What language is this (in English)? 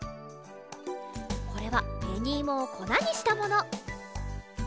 Japanese